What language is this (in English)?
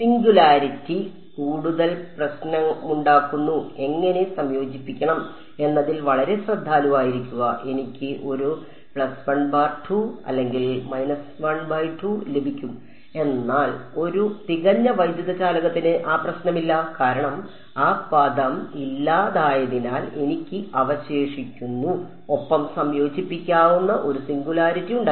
Malayalam